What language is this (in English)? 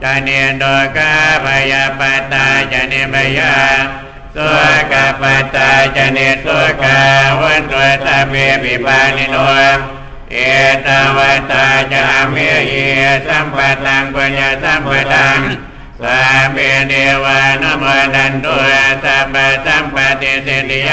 Thai